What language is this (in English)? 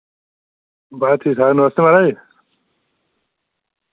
Dogri